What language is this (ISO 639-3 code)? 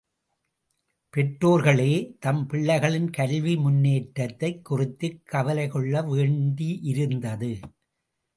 tam